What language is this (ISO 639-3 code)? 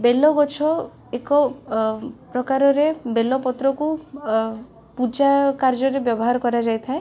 ori